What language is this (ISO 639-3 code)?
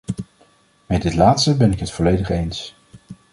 nld